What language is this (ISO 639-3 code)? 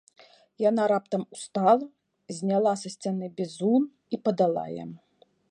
bel